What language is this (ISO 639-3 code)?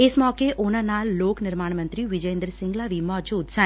pan